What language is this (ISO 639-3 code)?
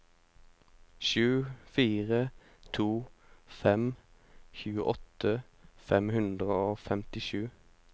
nor